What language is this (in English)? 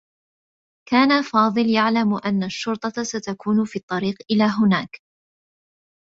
Arabic